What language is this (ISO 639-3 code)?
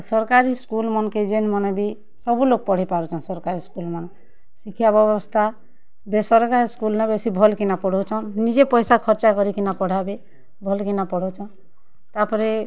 ori